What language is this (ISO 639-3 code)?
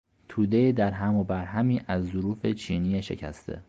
fas